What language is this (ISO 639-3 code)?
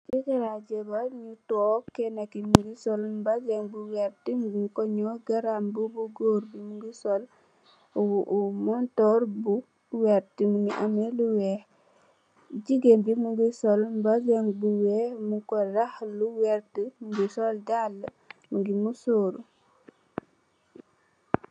wol